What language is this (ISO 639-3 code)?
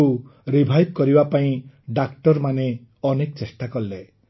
ori